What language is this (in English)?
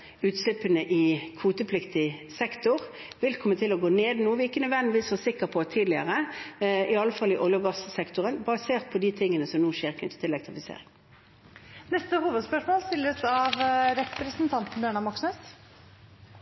Norwegian